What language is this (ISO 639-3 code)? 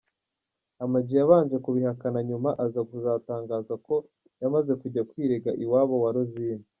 kin